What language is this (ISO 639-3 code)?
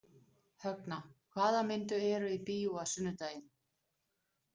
isl